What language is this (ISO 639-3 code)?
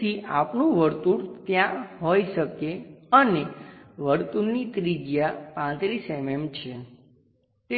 guj